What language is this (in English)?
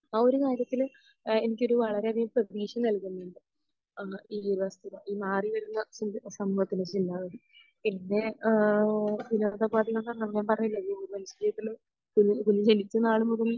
Malayalam